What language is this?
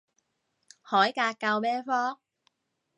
Cantonese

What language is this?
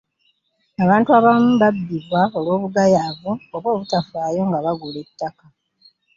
Ganda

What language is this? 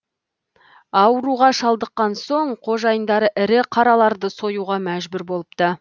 Kazakh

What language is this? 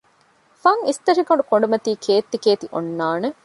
Divehi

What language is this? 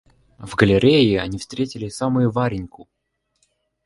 Russian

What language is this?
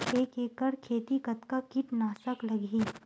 Chhattisgarhi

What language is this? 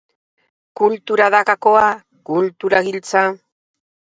Basque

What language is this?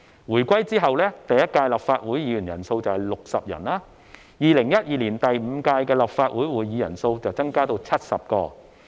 Cantonese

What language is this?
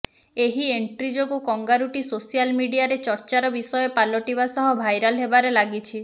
Odia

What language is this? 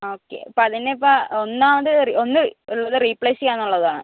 Malayalam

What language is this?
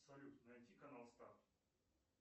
Russian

